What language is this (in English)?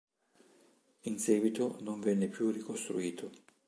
Italian